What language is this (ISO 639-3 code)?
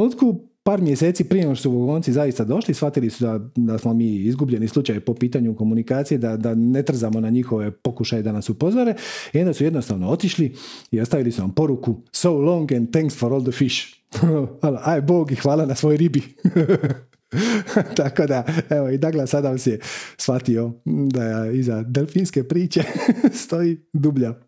hrv